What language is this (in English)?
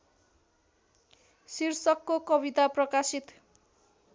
Nepali